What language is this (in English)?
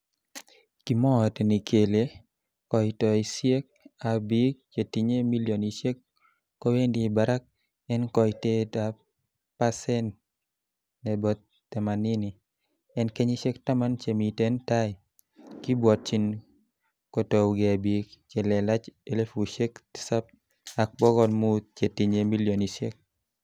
Kalenjin